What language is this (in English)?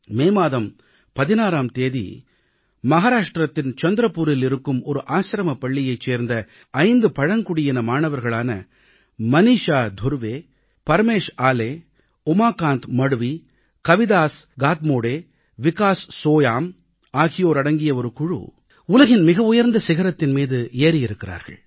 Tamil